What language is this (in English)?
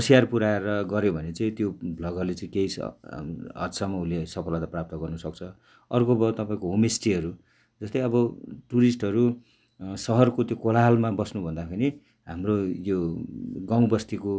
Nepali